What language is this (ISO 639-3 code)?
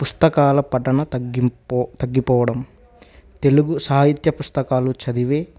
tel